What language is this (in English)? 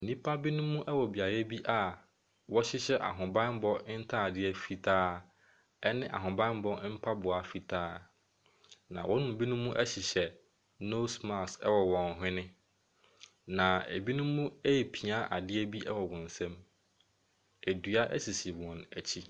Akan